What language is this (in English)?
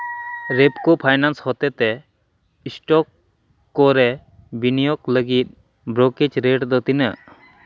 Santali